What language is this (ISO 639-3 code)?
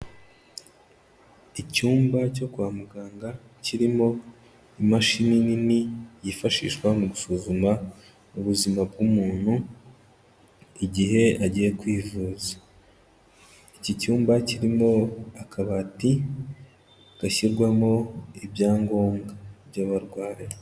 kin